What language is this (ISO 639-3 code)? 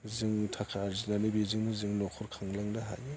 brx